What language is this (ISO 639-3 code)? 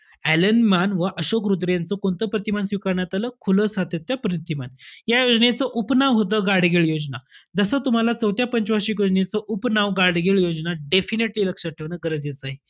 mar